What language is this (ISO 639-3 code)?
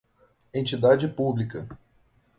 por